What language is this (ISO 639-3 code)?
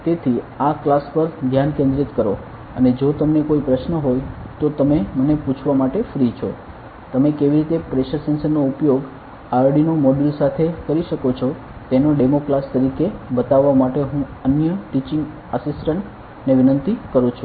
guj